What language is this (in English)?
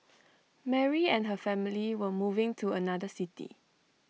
English